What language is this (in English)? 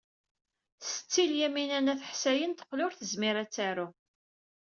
Kabyle